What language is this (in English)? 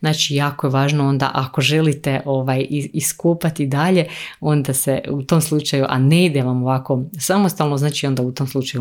Croatian